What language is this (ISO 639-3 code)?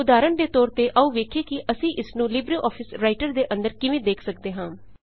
pan